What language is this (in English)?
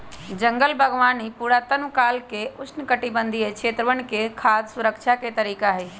Magahi